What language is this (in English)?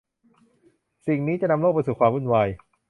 Thai